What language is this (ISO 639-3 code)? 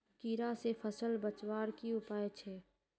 mag